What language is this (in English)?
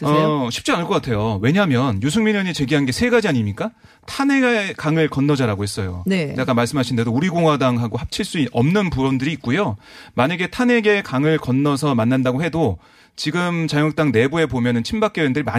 Korean